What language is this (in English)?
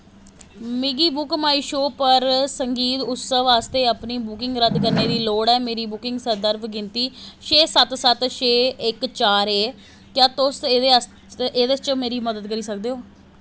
Dogri